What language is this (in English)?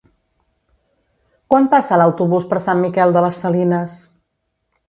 Catalan